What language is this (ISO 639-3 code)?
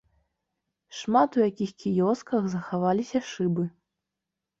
bel